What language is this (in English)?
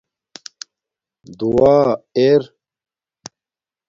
Domaaki